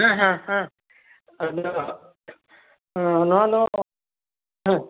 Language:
Santali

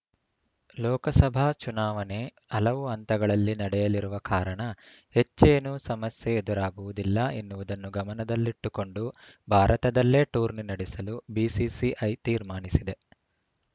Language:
Kannada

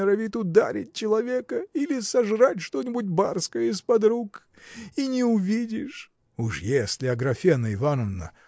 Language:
Russian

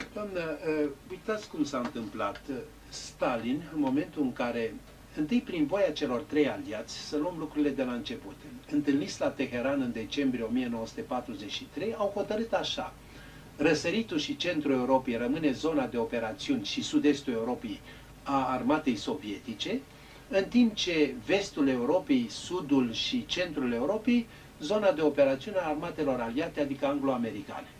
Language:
Romanian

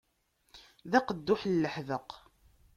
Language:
Kabyle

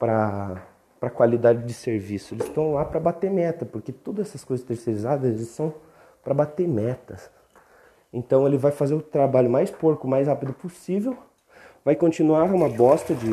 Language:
Portuguese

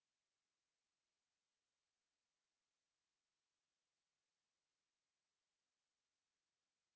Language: Bangla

